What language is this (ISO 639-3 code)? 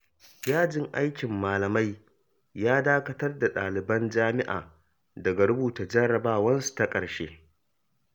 hau